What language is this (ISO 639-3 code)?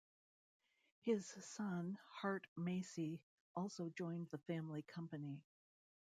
eng